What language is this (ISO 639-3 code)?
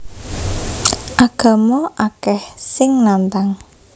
jav